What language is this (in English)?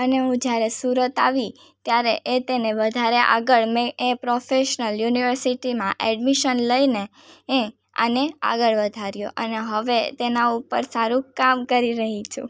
Gujarati